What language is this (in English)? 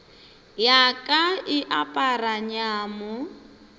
Northern Sotho